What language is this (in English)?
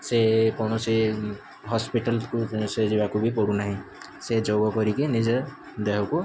Odia